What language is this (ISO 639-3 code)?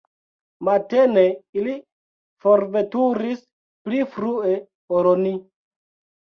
epo